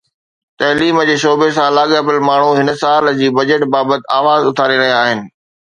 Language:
Sindhi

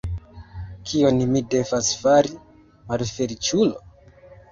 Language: Esperanto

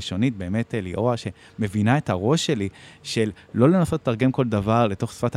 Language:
Hebrew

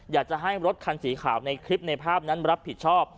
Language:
Thai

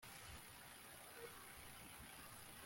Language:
Kinyarwanda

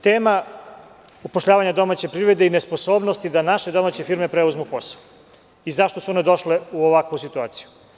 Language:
Serbian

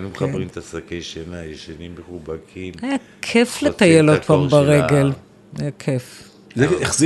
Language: Hebrew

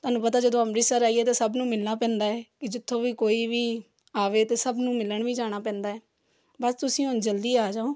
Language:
Punjabi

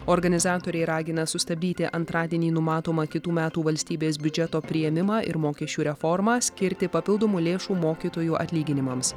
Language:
Lithuanian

